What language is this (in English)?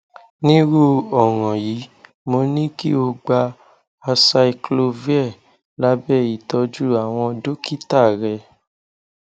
Yoruba